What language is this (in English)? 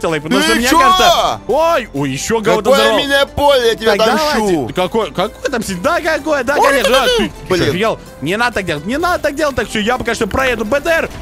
Russian